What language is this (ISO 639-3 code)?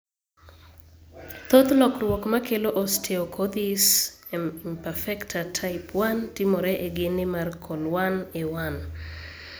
luo